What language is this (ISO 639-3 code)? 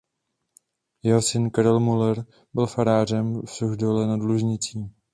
ces